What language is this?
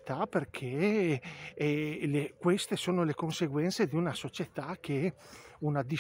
Italian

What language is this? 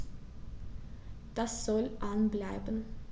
German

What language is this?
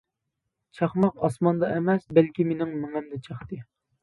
Uyghur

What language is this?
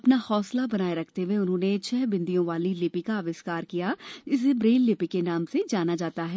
Hindi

